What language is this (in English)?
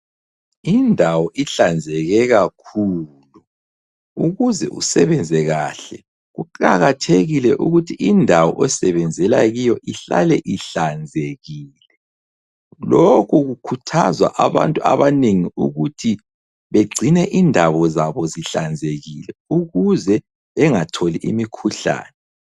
North Ndebele